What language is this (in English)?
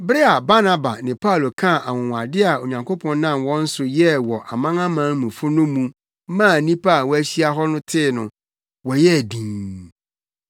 Akan